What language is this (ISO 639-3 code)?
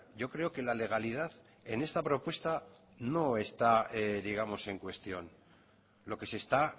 spa